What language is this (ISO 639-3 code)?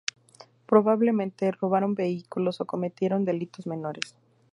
spa